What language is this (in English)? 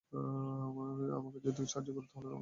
Bangla